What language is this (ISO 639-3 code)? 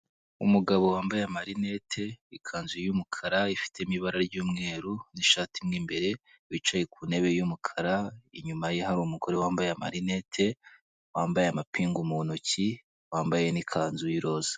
kin